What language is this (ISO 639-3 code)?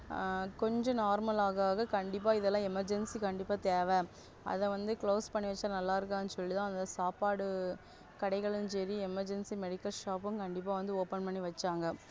tam